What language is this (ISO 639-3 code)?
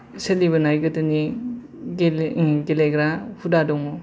brx